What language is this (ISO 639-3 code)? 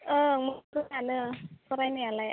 brx